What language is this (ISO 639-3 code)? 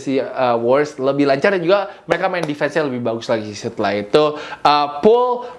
ind